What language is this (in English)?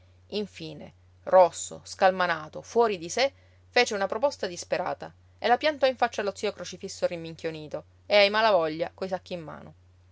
Italian